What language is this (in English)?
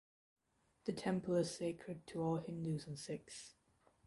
English